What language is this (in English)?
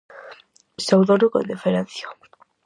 Galician